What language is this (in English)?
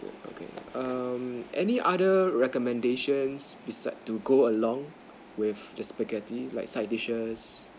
English